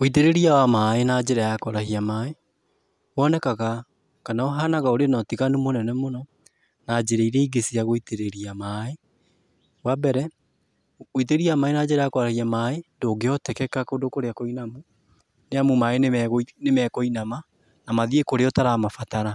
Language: Kikuyu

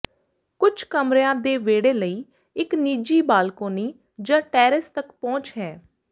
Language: Punjabi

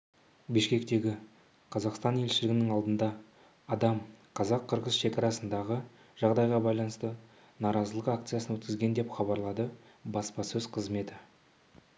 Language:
Kazakh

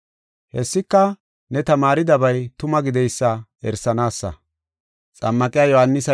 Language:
Gofa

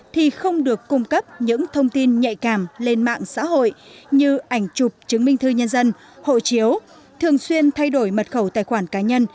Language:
Vietnamese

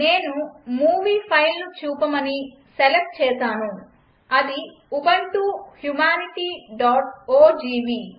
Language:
Telugu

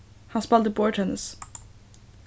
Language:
Faroese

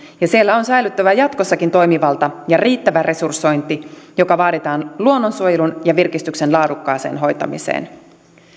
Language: Finnish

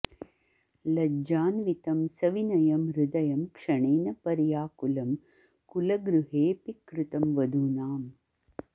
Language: Sanskrit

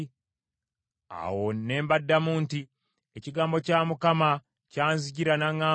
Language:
Ganda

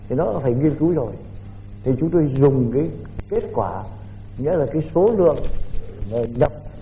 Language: Vietnamese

